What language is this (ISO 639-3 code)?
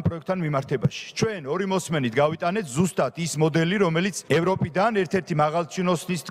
ron